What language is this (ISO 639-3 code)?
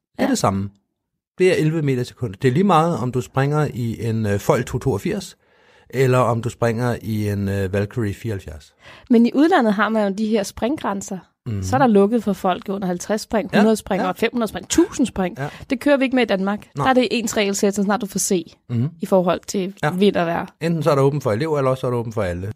dan